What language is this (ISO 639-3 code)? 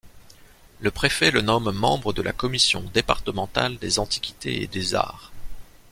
fra